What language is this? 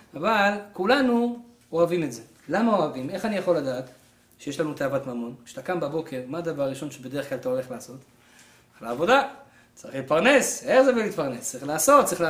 Hebrew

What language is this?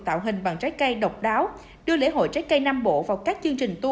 Vietnamese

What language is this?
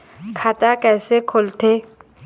Chhattisgarhi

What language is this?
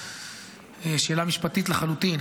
Hebrew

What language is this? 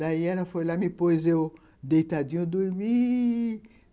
Portuguese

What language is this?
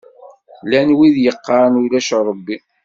Kabyle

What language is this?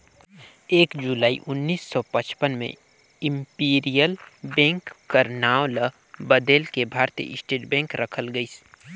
Chhattisgarhi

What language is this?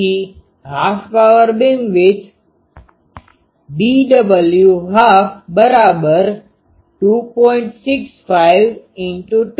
Gujarati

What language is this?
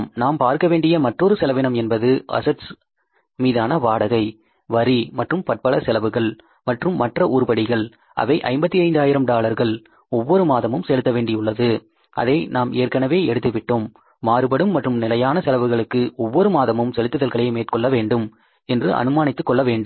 Tamil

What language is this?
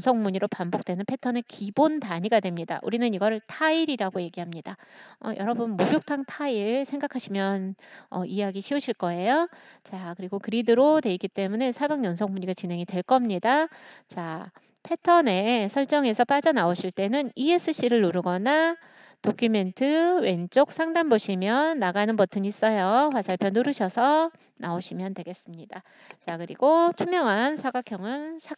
Korean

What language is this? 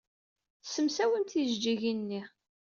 Kabyle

